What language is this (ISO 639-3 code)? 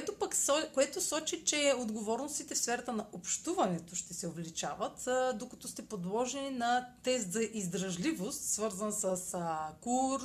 bul